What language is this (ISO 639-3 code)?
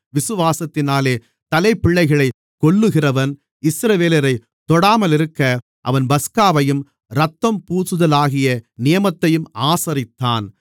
tam